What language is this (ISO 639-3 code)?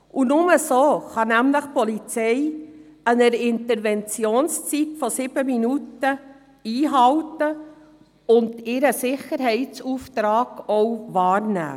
gsw